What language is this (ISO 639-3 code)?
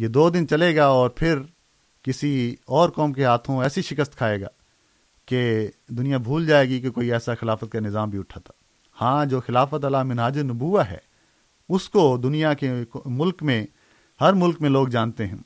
urd